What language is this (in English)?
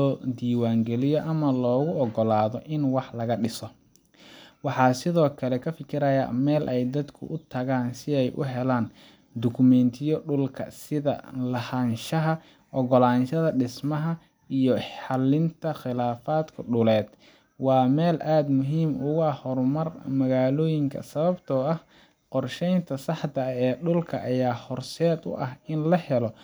Somali